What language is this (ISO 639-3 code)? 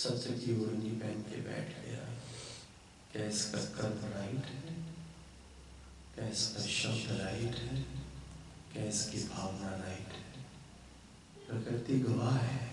hin